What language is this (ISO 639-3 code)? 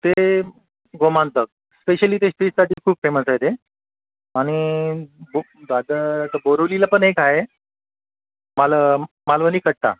mar